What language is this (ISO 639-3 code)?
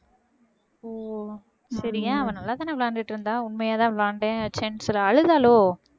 tam